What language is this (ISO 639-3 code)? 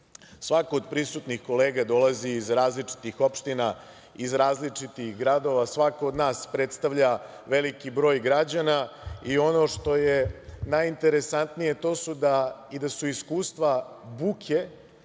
srp